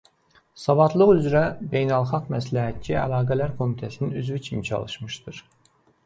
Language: Azerbaijani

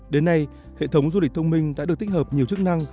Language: Vietnamese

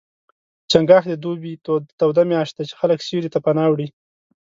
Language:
Pashto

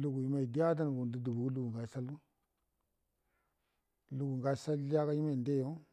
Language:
Buduma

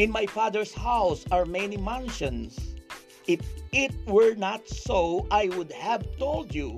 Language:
Filipino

